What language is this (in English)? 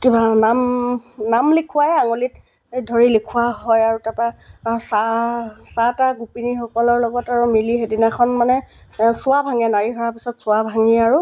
Assamese